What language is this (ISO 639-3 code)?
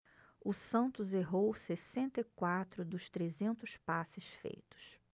por